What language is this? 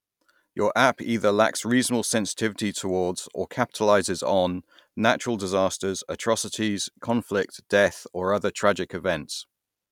English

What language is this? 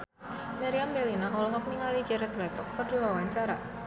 Sundanese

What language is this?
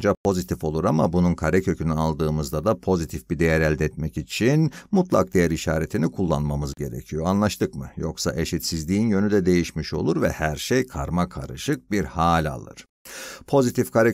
Turkish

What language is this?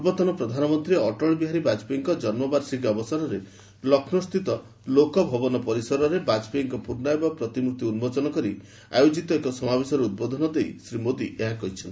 Odia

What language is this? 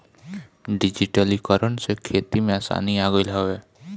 Bhojpuri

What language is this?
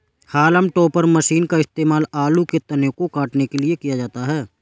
Hindi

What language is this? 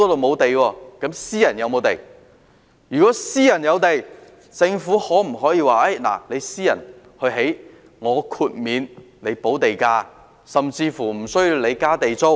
Cantonese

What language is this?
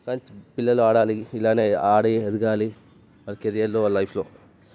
Telugu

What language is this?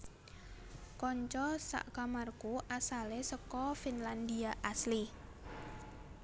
Javanese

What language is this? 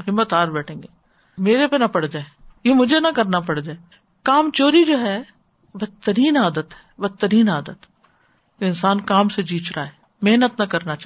Urdu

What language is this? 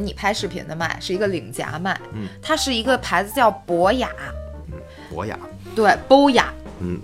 Chinese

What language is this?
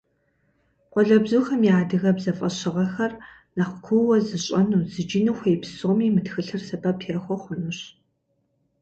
Kabardian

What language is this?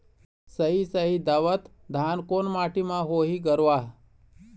Chhattisgarhi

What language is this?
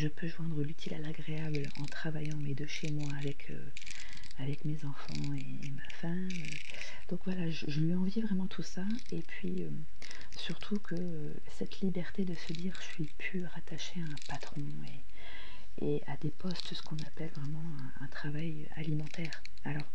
French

